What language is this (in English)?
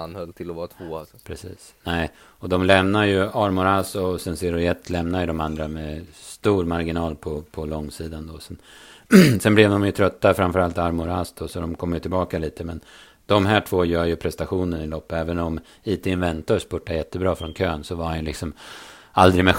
Swedish